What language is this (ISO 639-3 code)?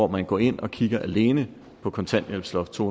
dan